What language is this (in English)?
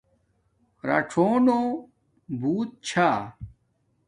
Domaaki